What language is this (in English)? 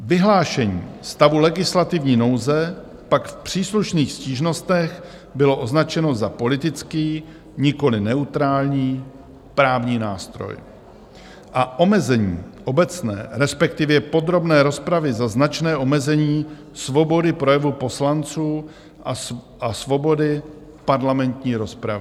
Czech